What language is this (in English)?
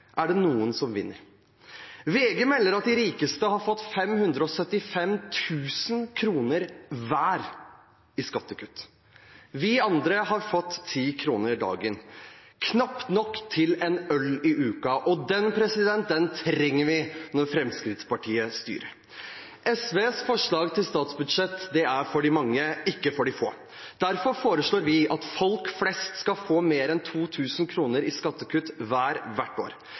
Norwegian Bokmål